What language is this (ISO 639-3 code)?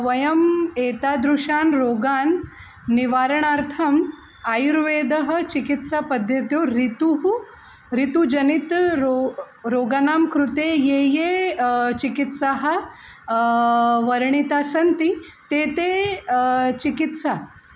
san